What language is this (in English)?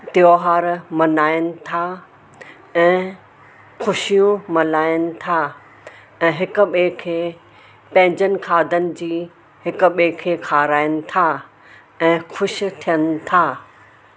Sindhi